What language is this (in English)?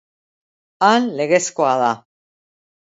Basque